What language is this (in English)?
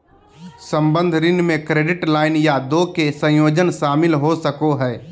Magahi